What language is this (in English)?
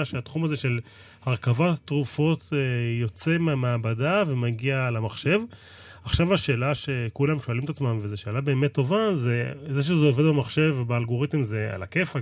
Hebrew